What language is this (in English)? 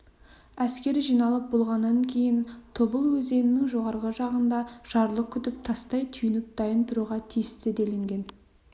Kazakh